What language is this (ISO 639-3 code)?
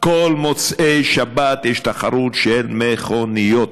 heb